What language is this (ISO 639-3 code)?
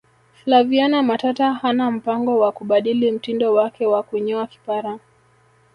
swa